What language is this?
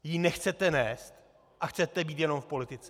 Czech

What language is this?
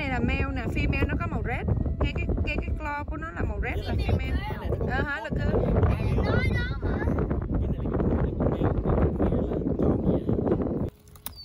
Vietnamese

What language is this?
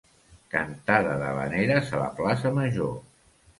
Catalan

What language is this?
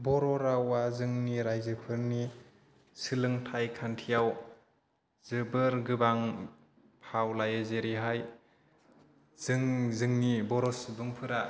Bodo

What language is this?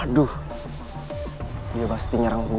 Indonesian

